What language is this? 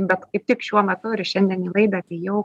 Lithuanian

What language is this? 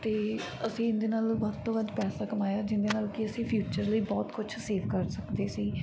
Punjabi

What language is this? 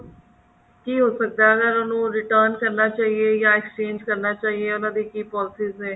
Punjabi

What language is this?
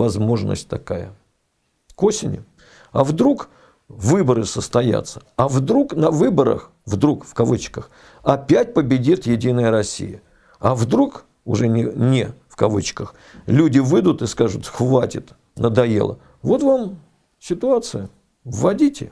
Russian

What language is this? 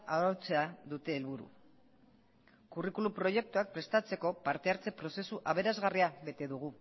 Basque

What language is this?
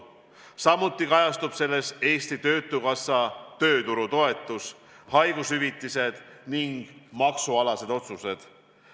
Estonian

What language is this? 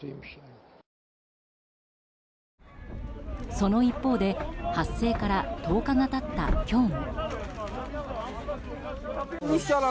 Japanese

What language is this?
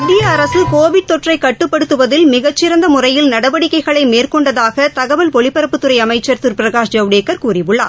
Tamil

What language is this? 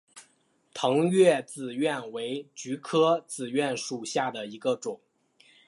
Chinese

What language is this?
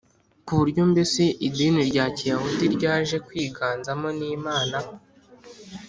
Kinyarwanda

